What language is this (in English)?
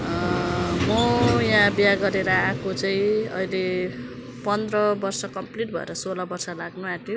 Nepali